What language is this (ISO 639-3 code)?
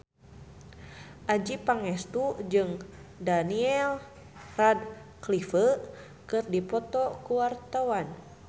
sun